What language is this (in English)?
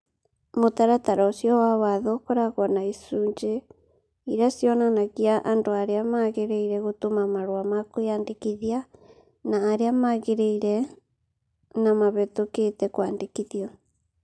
Kikuyu